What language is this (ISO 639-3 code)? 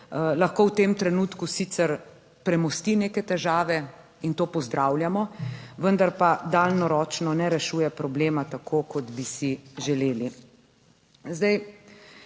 slv